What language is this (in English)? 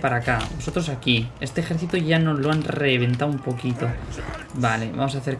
Spanish